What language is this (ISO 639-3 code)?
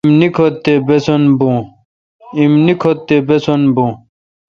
xka